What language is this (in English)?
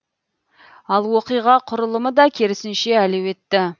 Kazakh